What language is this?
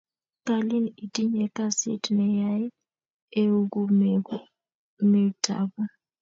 Kalenjin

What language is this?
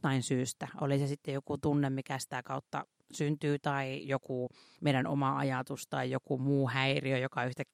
Finnish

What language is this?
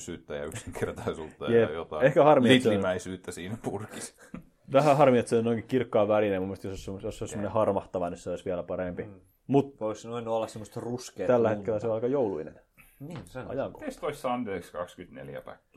Finnish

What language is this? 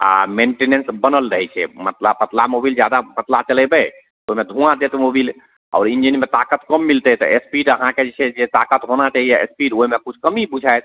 Maithili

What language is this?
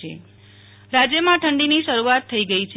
Gujarati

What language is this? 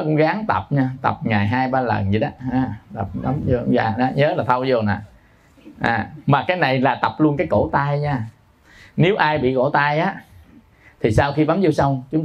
Vietnamese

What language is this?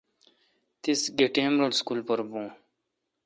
Kalkoti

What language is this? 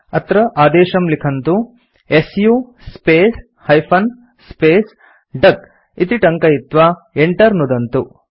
Sanskrit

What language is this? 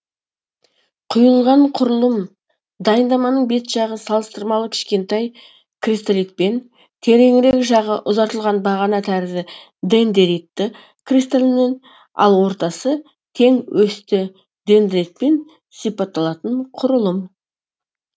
Kazakh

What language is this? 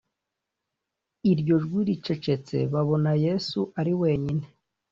Kinyarwanda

